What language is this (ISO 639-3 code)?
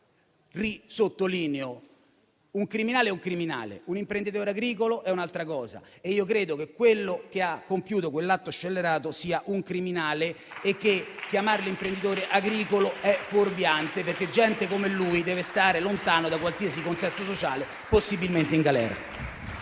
ita